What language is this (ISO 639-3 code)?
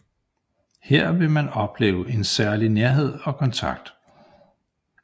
dan